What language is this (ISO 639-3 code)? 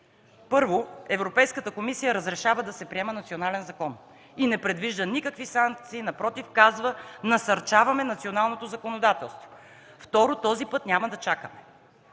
bul